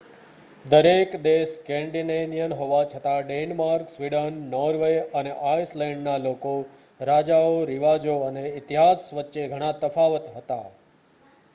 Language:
Gujarati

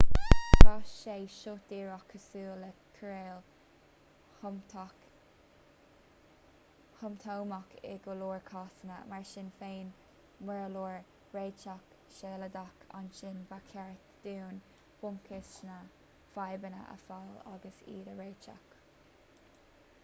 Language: Irish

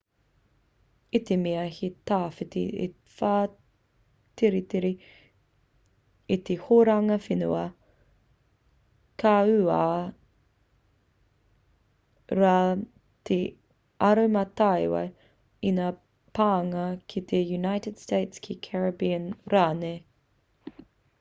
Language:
Māori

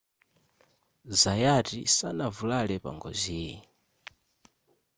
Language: Nyanja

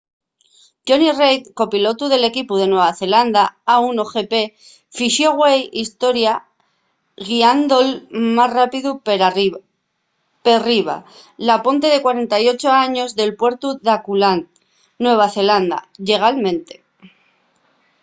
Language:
Asturian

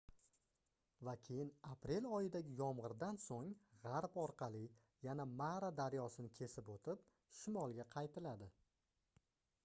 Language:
Uzbek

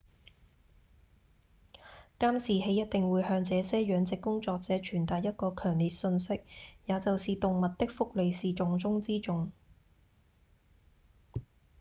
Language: Cantonese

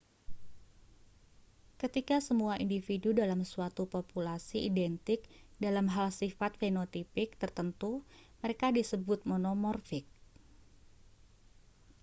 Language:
Indonesian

